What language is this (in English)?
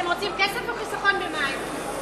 Hebrew